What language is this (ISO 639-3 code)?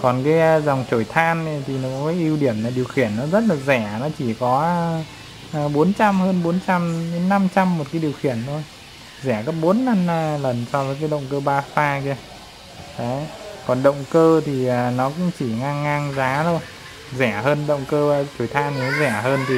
vie